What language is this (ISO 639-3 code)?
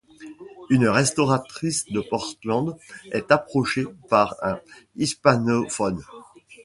fra